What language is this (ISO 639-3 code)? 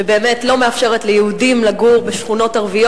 heb